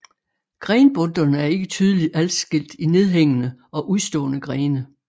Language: Danish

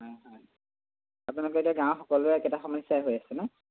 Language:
Assamese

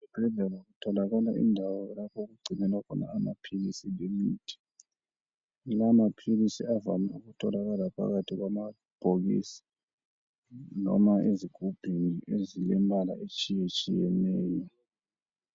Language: North Ndebele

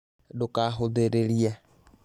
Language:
Kikuyu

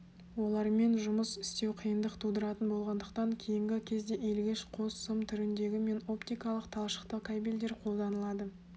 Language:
Kazakh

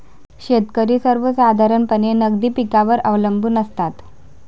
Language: Marathi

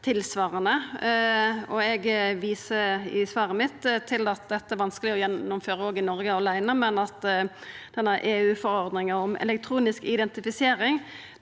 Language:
Norwegian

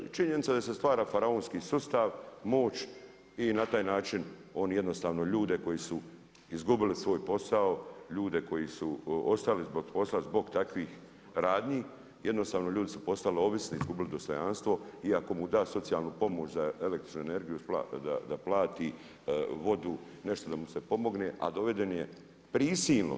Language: Croatian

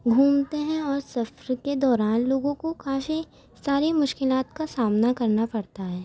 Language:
Urdu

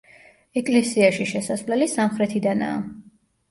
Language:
Georgian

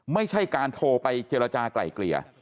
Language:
Thai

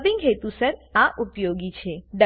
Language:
Gujarati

